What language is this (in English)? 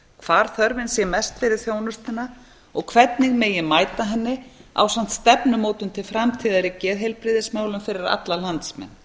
Icelandic